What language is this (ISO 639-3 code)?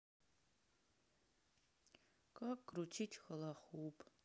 rus